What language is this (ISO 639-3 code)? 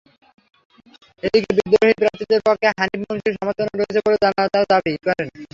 ben